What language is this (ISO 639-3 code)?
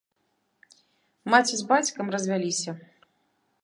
bel